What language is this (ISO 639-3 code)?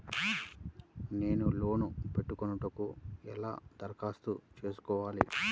tel